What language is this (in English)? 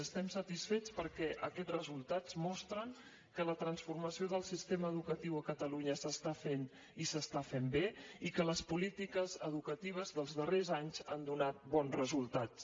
Catalan